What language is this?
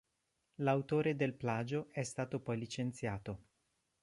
Italian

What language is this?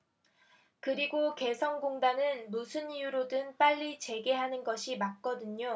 Korean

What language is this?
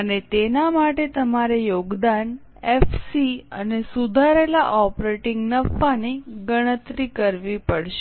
Gujarati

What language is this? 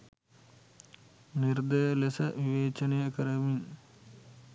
Sinhala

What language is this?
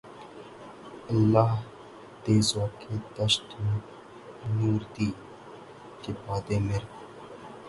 Urdu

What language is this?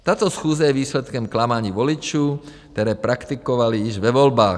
Czech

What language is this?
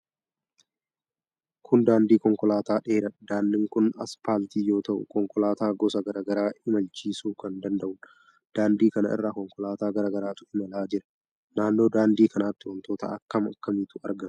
Oromo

